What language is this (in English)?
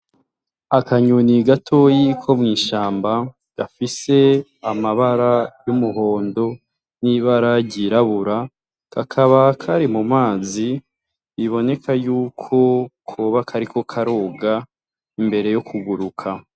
Rundi